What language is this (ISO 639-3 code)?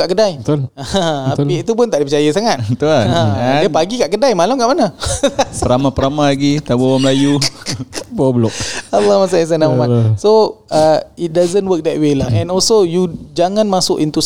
msa